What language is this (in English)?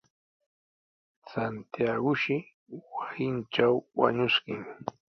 Sihuas Ancash Quechua